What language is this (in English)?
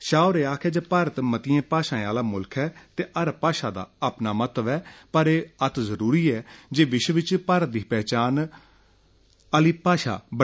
Dogri